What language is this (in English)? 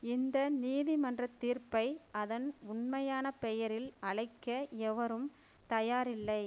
Tamil